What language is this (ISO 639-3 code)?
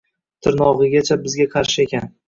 uzb